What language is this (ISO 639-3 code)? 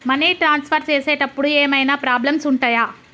tel